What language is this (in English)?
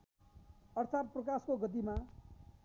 Nepali